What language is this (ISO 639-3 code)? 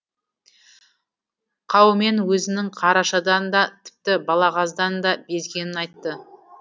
kaz